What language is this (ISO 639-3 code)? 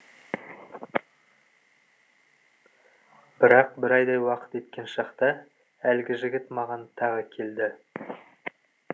kaz